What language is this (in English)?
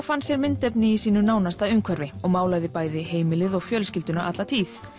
Icelandic